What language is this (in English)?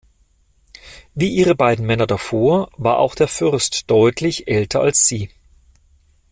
German